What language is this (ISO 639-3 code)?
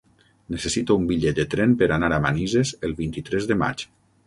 cat